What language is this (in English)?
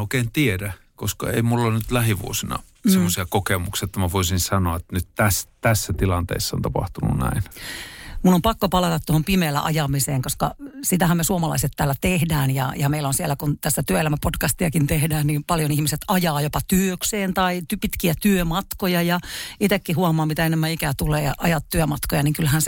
Finnish